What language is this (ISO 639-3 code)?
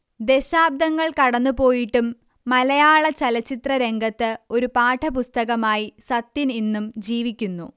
mal